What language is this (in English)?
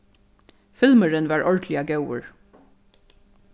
Faroese